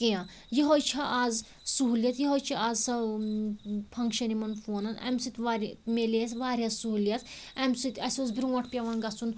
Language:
Kashmiri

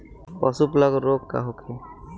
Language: Bhojpuri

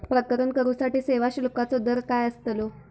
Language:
Marathi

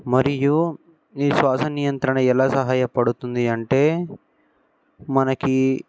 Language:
Telugu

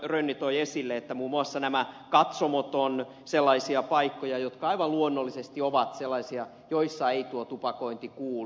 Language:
Finnish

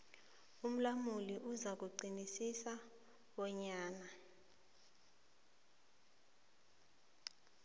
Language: South Ndebele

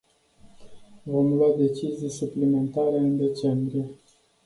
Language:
Romanian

